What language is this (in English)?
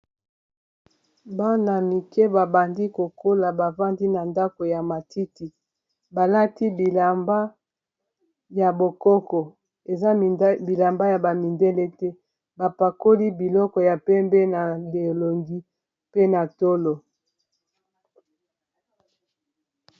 Lingala